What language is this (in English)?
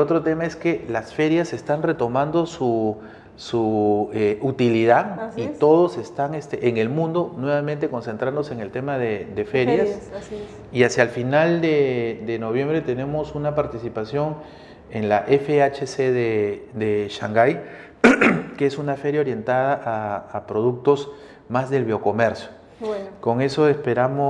Spanish